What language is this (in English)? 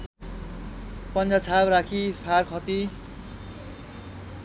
Nepali